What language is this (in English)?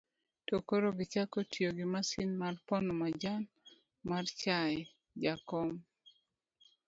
Luo (Kenya and Tanzania)